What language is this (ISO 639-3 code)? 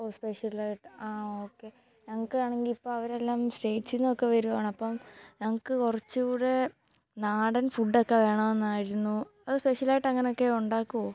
mal